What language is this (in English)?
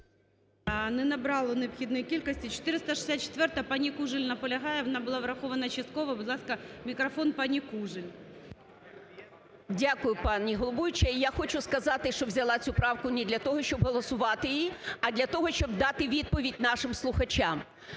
Ukrainian